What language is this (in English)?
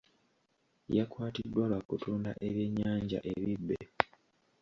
Ganda